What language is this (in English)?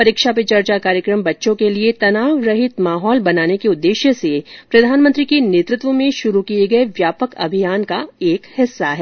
Hindi